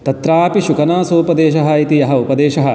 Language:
Sanskrit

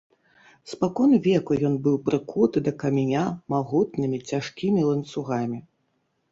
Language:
Belarusian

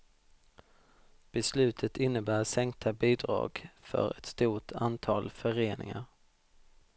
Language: Swedish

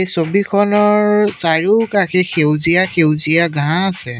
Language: Assamese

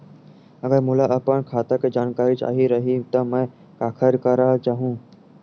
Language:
Chhattisgarhi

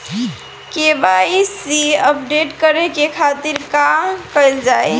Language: Bhojpuri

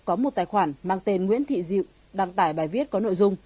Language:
Vietnamese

